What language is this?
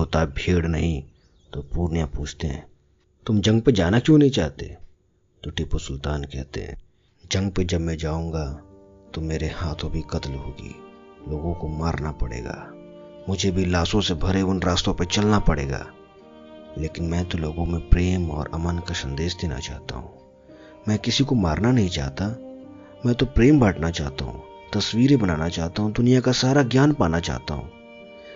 Hindi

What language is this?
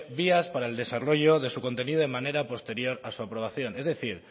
Spanish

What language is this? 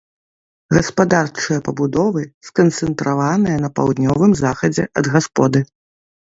Belarusian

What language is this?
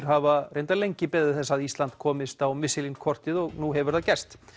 Icelandic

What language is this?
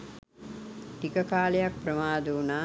Sinhala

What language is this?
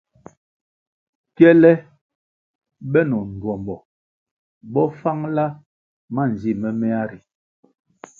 Kwasio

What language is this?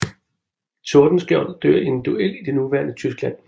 Danish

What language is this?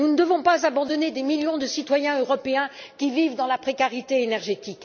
French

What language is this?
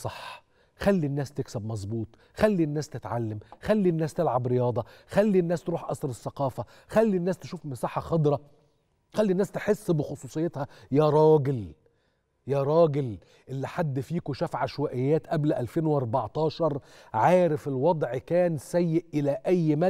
Arabic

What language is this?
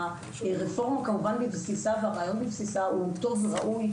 Hebrew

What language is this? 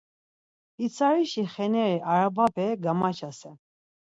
Laz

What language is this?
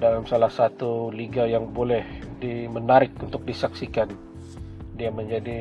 Malay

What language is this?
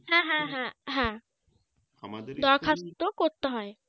Bangla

